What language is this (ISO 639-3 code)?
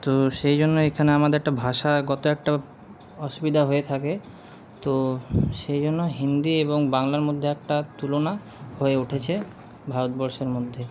ben